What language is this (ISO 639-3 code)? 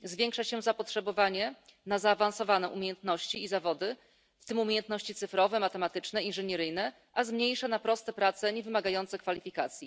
pol